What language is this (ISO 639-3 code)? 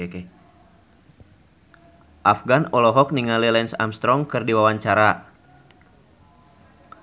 sun